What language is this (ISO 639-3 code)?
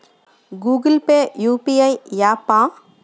tel